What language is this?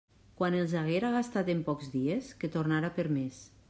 Catalan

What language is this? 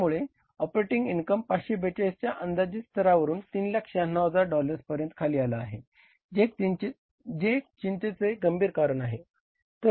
Marathi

